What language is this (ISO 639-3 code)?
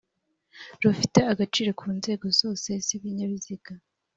kin